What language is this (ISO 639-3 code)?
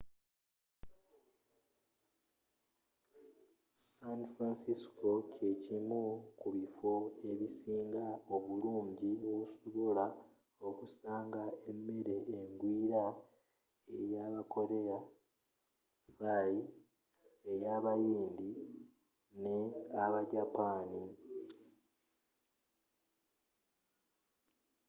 lug